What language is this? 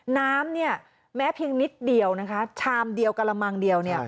Thai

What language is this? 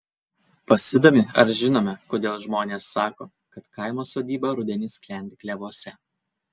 Lithuanian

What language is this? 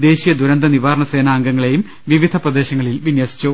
Malayalam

